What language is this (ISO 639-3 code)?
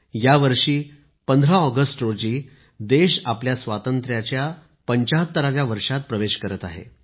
mar